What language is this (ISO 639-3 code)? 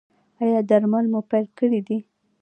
pus